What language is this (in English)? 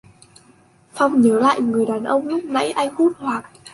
Vietnamese